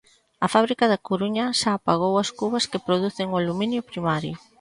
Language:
Galician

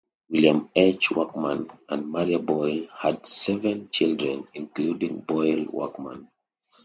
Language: English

